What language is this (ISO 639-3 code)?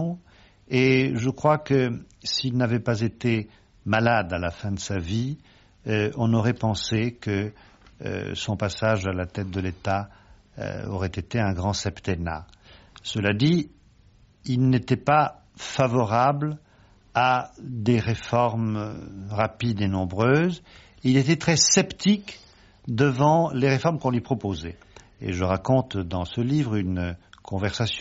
fra